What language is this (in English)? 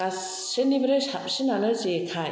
Bodo